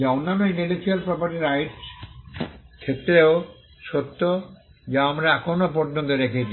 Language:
Bangla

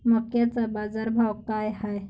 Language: Marathi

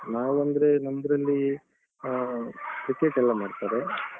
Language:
Kannada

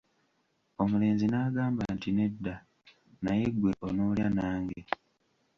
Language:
Ganda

